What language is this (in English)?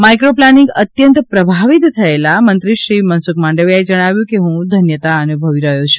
Gujarati